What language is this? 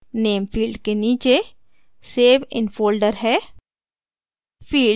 Hindi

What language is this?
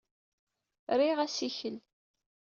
Kabyle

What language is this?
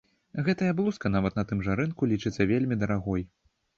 Belarusian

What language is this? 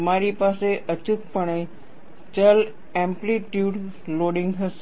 Gujarati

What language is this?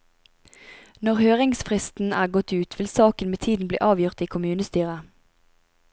Norwegian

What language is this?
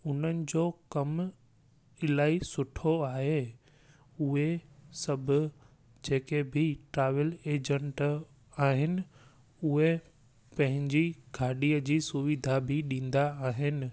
Sindhi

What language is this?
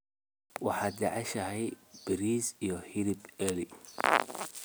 Somali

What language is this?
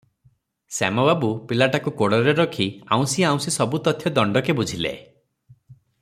Odia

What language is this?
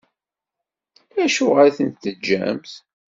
Kabyle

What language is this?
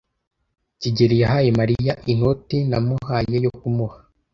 Kinyarwanda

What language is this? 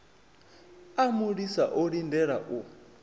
Venda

